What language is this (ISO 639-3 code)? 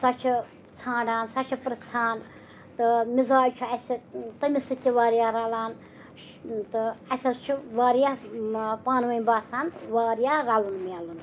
kas